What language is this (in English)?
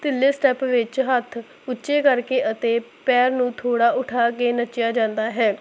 Punjabi